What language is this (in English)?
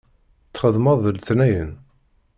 Kabyle